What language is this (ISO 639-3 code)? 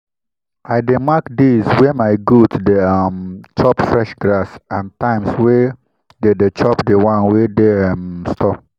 pcm